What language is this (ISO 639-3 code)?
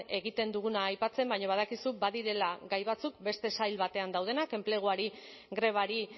eus